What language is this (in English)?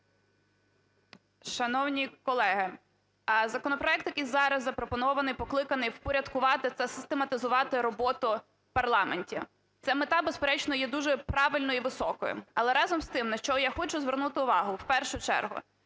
Ukrainian